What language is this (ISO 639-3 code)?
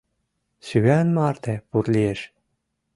chm